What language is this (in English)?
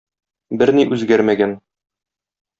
Tatar